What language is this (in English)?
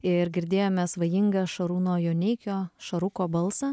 Lithuanian